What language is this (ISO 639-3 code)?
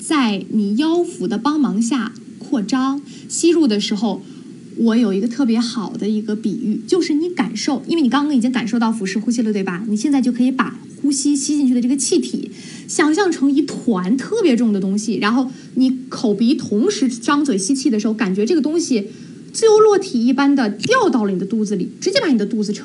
zho